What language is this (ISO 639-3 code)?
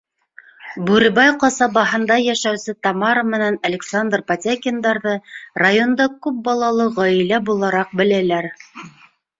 bak